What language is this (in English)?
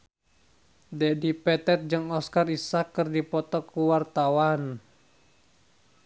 Sundanese